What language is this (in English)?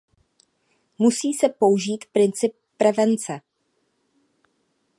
Czech